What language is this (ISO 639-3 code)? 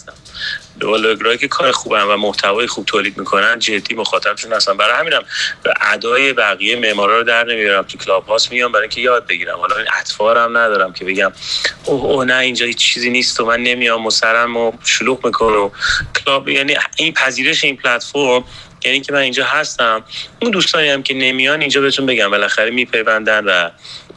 fas